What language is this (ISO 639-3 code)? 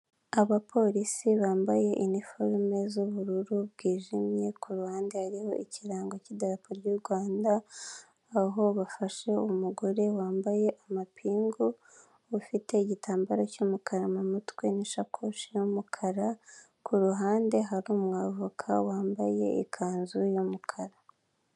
kin